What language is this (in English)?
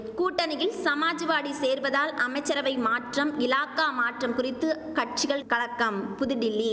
Tamil